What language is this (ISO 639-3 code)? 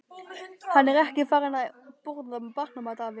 isl